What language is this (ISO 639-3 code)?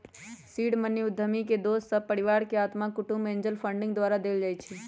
mag